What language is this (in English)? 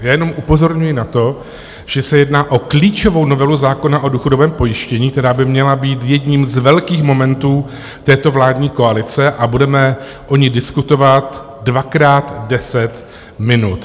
Czech